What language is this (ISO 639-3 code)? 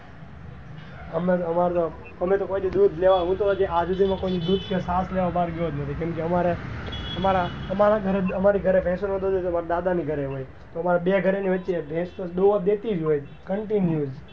guj